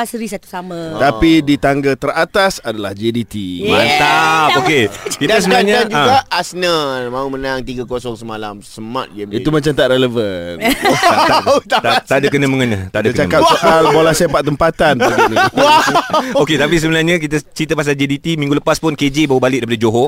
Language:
Malay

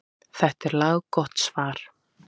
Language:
Icelandic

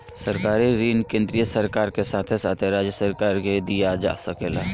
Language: Bhojpuri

